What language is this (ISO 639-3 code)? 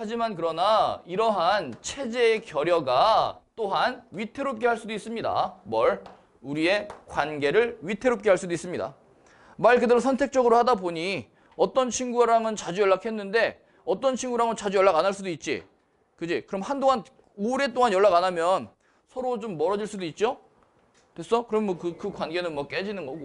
kor